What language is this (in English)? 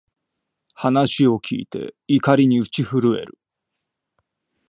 Japanese